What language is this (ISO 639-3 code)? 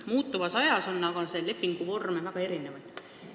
est